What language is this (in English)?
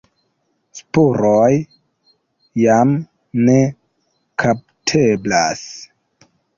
Esperanto